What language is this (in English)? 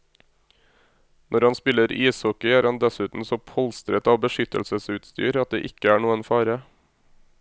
Norwegian